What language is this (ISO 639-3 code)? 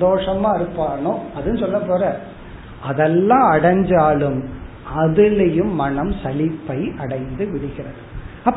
tam